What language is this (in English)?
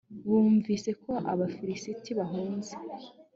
Kinyarwanda